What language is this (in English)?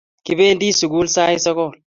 Kalenjin